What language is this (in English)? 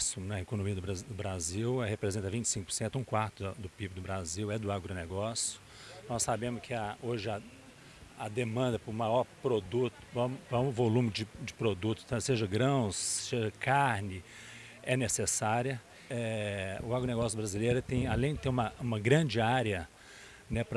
Portuguese